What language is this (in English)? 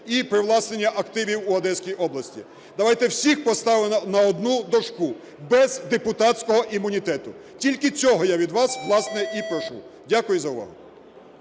Ukrainian